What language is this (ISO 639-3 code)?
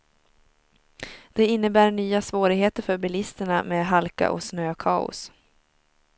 swe